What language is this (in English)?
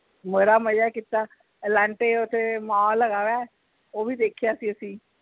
Punjabi